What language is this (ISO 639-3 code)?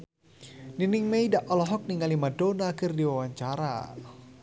sun